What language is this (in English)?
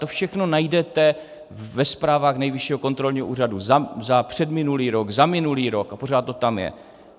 Czech